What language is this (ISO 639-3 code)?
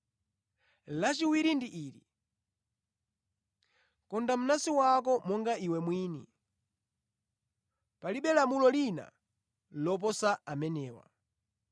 nya